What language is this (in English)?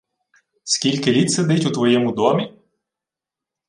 Ukrainian